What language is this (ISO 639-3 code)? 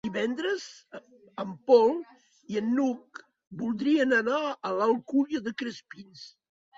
cat